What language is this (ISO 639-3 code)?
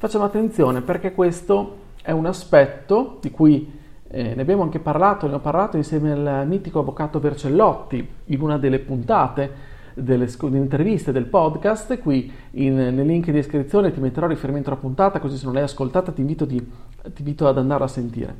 ita